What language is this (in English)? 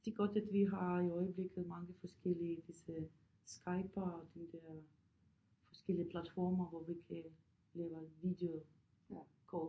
Danish